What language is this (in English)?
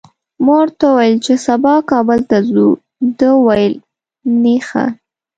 Pashto